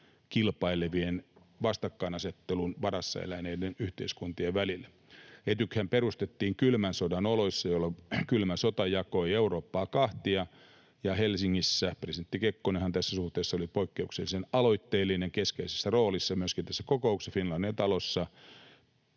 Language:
Finnish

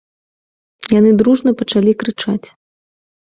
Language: Belarusian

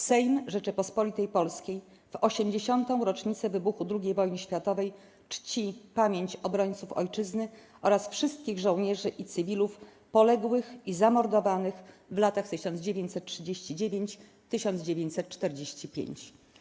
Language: Polish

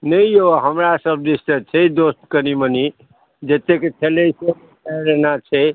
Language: Maithili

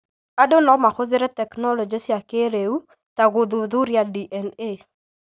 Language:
Kikuyu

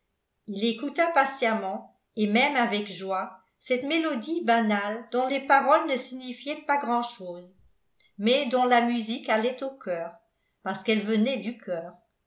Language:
French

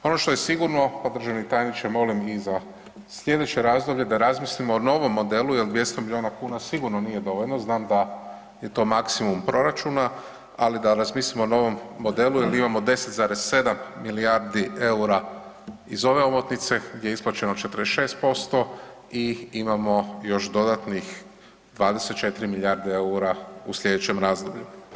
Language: Croatian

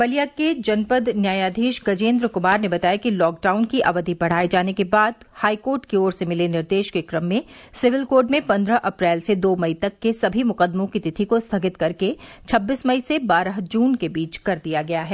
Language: Hindi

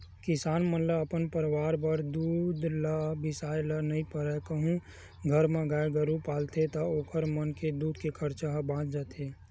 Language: Chhattisgarhi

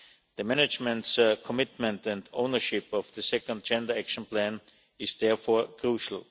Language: English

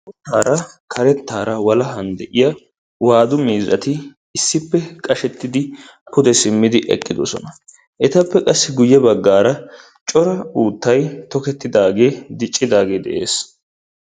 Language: Wolaytta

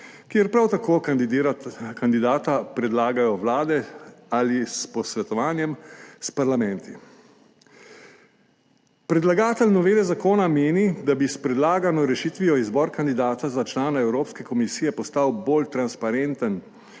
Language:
Slovenian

